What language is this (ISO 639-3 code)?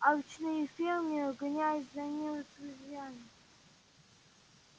rus